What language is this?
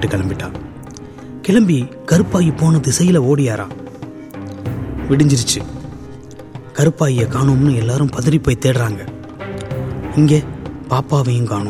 Tamil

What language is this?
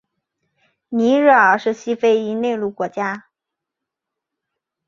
Chinese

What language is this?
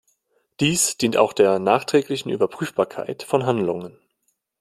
German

